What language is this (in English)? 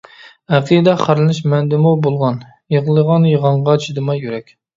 Uyghur